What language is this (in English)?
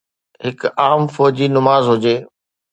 Sindhi